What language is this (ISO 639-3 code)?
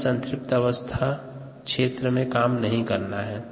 hin